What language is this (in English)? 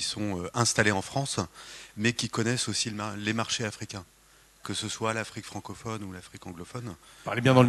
French